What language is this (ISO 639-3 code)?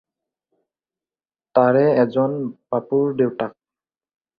asm